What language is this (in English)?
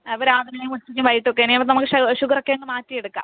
Malayalam